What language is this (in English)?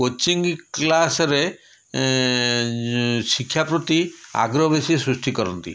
Odia